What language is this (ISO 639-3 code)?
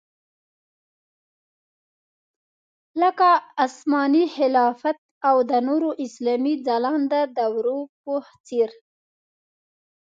pus